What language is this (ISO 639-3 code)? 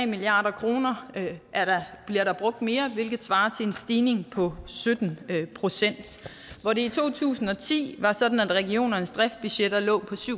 dan